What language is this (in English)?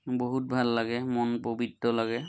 Assamese